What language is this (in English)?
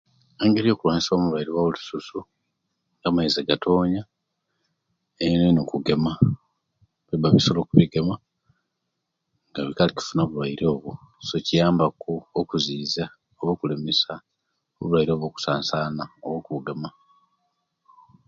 Kenyi